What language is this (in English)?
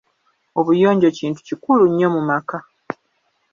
Ganda